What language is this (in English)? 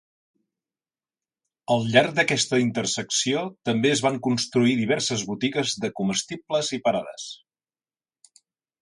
Catalan